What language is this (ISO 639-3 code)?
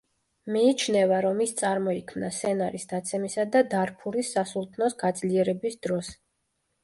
kat